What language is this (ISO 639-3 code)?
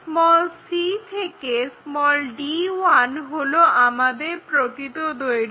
ben